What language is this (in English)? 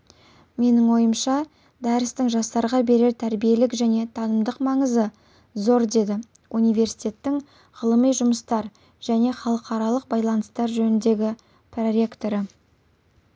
Kazakh